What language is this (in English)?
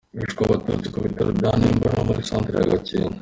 Kinyarwanda